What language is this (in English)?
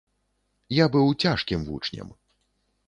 Belarusian